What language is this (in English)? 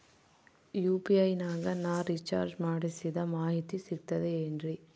Kannada